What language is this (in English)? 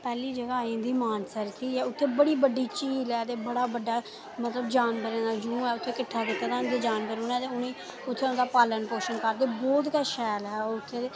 Dogri